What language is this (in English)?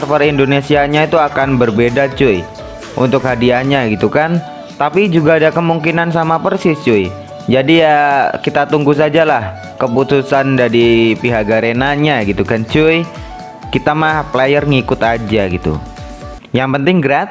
Indonesian